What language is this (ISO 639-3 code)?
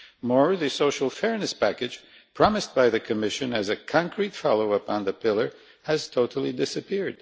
eng